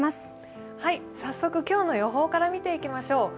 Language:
Japanese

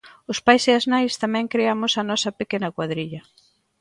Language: Galician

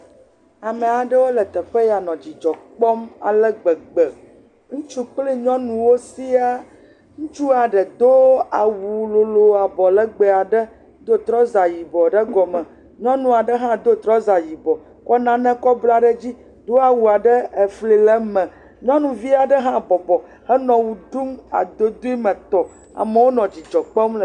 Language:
Ewe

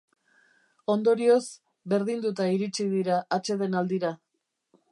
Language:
Basque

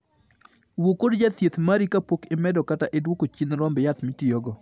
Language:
Luo (Kenya and Tanzania)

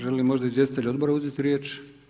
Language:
Croatian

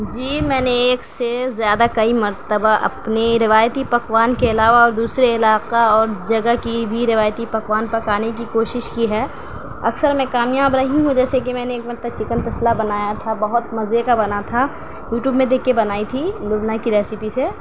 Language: Urdu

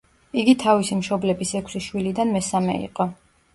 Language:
Georgian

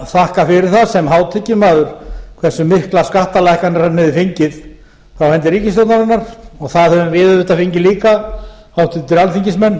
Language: Icelandic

